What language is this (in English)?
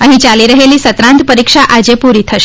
Gujarati